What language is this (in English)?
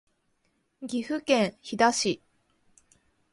Japanese